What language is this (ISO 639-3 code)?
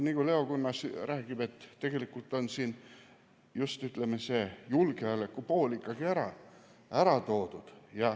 est